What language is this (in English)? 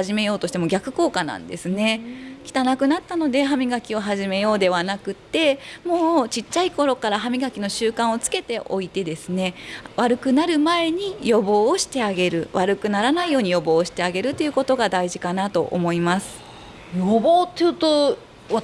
Japanese